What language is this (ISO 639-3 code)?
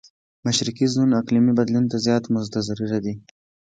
pus